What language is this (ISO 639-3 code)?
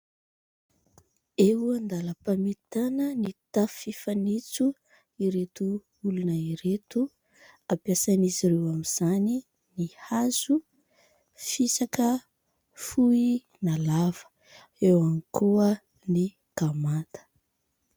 mlg